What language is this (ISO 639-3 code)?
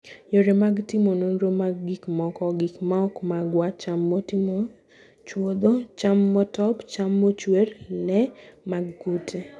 luo